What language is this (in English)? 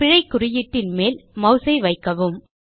Tamil